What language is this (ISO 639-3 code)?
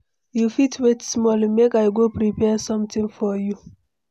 pcm